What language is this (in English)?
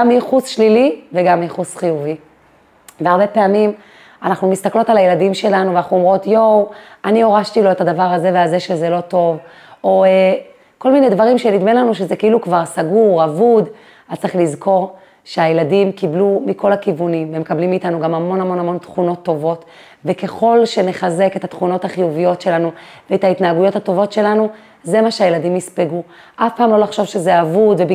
Hebrew